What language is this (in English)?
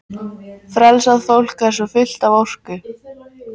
Icelandic